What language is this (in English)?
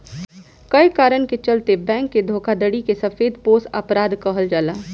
Bhojpuri